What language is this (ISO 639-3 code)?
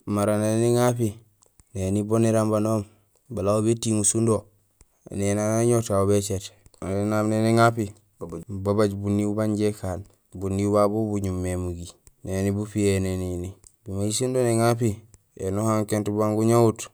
gsl